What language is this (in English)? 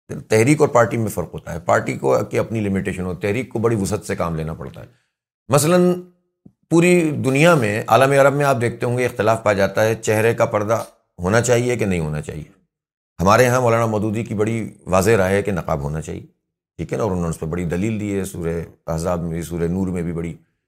Urdu